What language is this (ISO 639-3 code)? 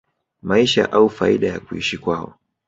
swa